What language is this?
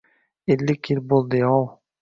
Uzbek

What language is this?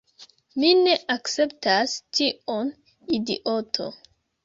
Esperanto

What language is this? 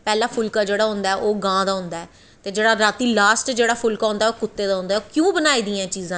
Dogri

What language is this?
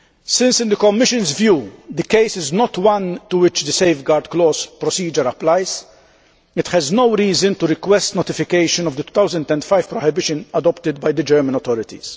English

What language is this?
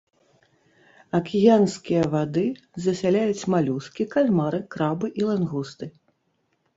Belarusian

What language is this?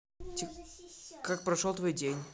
Russian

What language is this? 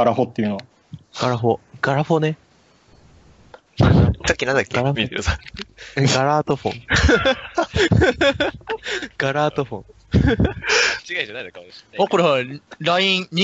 Japanese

